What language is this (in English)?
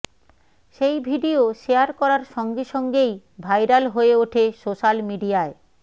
Bangla